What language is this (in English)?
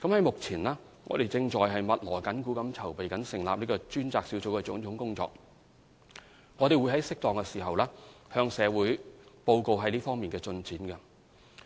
Cantonese